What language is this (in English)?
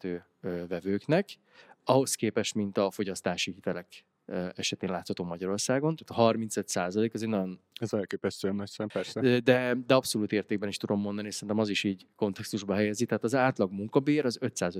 Hungarian